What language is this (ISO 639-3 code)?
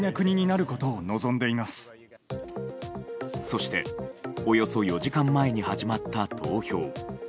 jpn